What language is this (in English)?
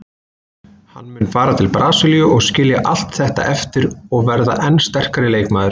Icelandic